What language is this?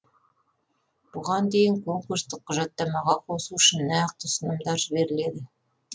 Kazakh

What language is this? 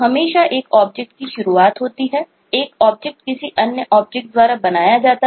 Hindi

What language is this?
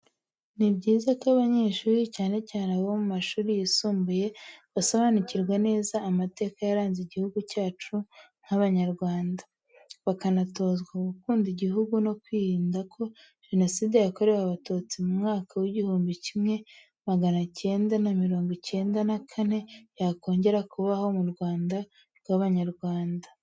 Kinyarwanda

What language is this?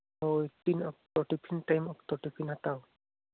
Santali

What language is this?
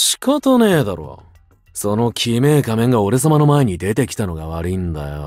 Japanese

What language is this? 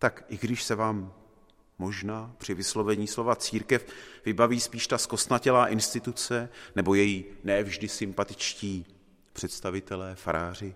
Czech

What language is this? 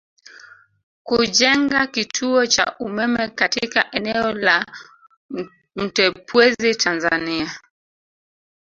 Swahili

